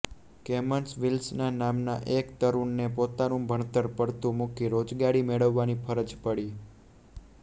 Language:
Gujarati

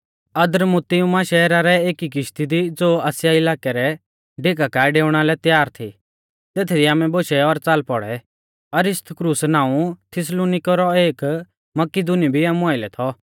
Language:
Mahasu Pahari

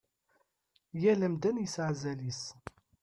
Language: Kabyle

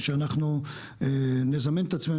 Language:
Hebrew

